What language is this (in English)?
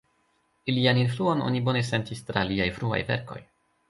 Esperanto